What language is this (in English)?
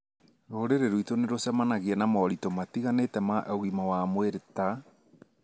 Kikuyu